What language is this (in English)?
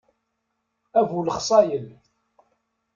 Kabyle